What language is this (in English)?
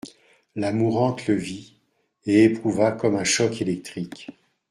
French